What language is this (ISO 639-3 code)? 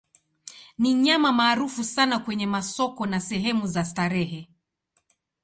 swa